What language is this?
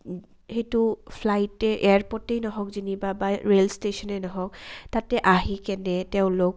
Assamese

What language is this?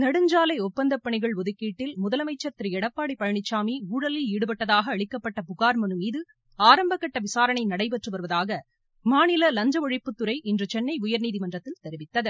Tamil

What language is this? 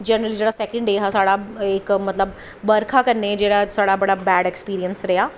Dogri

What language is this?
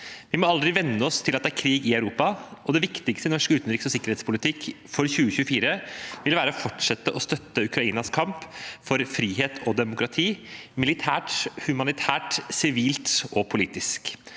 Norwegian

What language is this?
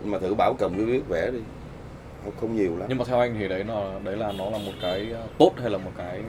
Vietnamese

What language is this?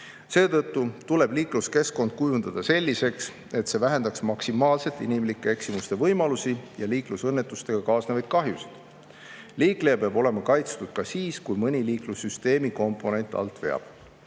Estonian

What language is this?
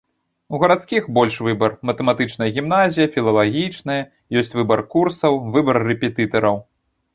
Belarusian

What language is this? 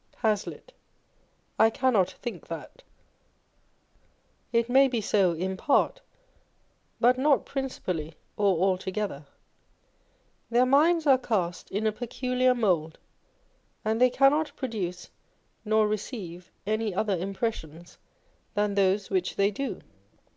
English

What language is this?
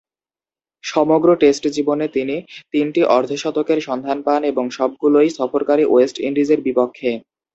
Bangla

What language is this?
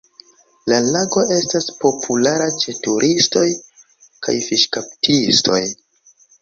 Esperanto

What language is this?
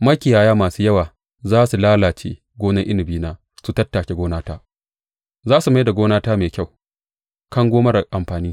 Hausa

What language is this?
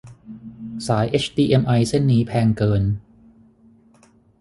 Thai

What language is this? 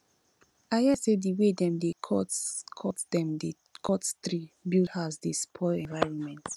Nigerian Pidgin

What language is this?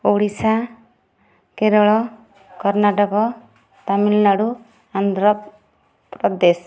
Odia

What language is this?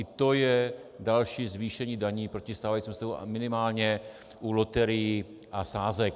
Czech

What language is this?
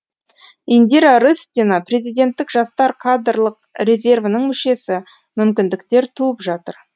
Kazakh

